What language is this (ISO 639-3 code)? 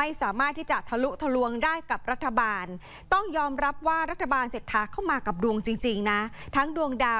tha